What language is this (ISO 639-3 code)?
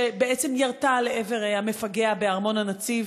heb